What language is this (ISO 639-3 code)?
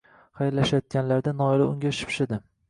uzb